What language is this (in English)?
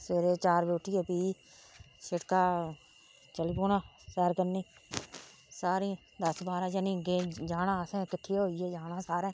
Dogri